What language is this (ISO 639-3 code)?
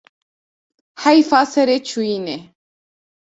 kur